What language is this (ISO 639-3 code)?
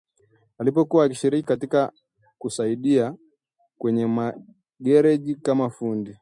swa